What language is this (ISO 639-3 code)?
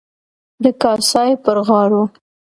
pus